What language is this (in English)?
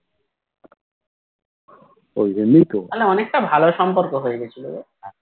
Bangla